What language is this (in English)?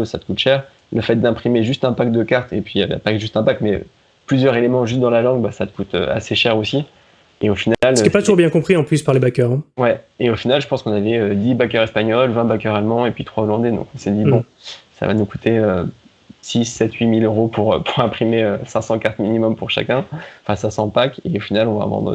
French